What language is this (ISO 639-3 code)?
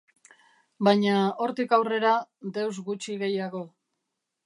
eus